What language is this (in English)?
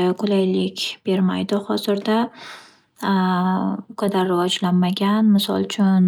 Uzbek